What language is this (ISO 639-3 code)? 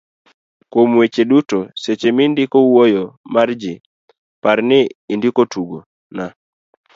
luo